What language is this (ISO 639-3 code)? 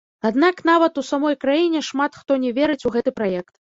bel